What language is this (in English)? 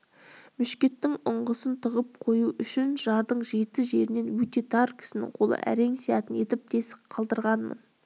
Kazakh